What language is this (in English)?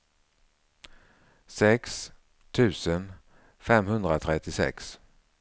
Swedish